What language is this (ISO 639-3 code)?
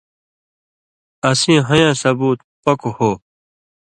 mvy